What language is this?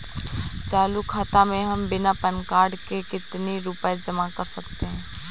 Hindi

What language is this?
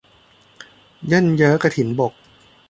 Thai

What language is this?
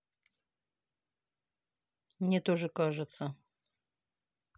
Russian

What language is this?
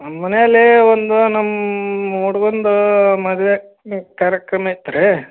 Kannada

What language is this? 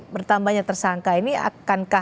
Indonesian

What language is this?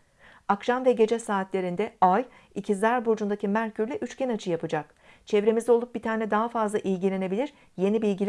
Turkish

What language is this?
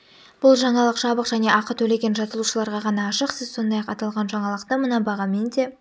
Kazakh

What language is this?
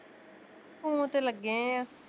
Punjabi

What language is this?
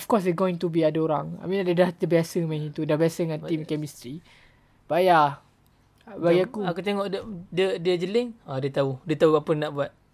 Malay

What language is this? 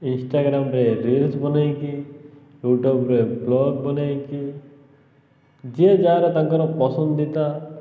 Odia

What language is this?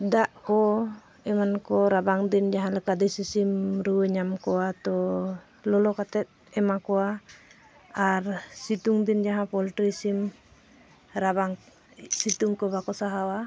Santali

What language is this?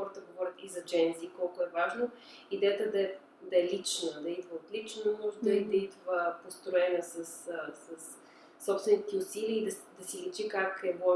Bulgarian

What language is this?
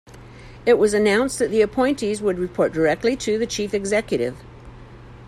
English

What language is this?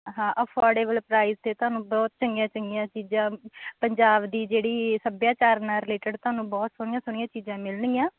Punjabi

